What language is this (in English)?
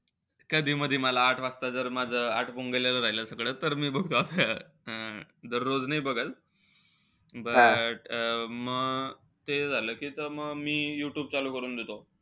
Marathi